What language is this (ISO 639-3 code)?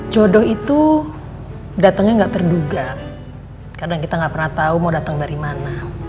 ind